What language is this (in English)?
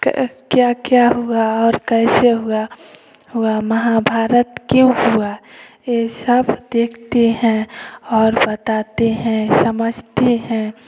Hindi